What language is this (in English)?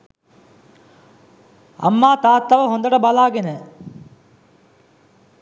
Sinhala